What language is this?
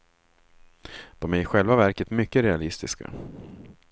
Swedish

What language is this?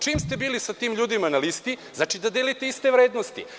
Serbian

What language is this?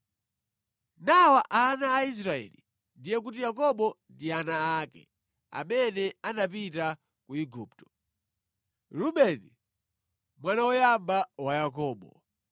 Nyanja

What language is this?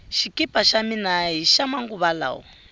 Tsonga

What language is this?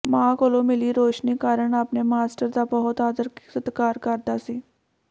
Punjabi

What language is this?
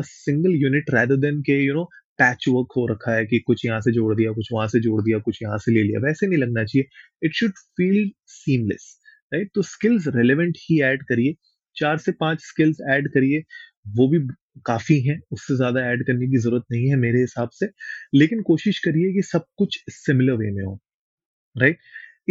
Hindi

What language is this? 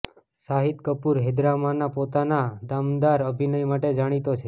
Gujarati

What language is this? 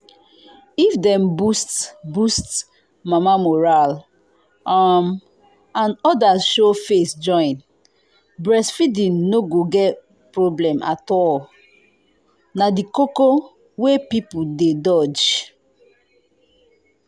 Nigerian Pidgin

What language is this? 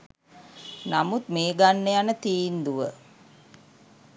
Sinhala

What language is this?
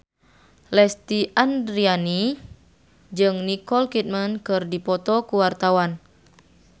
Sundanese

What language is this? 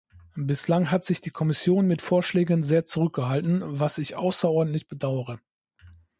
German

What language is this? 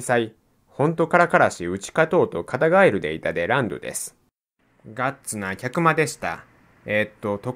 Japanese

